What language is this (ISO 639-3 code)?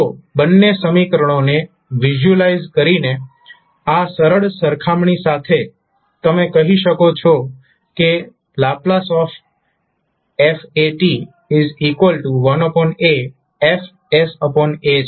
guj